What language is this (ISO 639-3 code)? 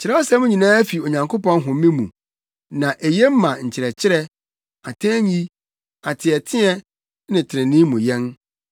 aka